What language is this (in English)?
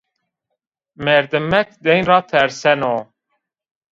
Zaza